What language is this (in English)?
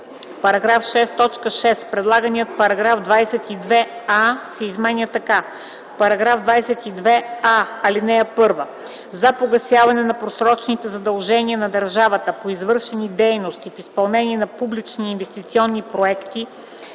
Bulgarian